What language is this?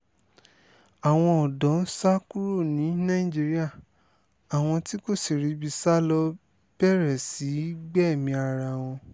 Yoruba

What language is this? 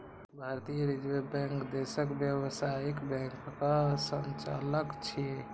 Maithili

